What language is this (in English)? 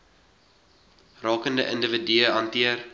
Afrikaans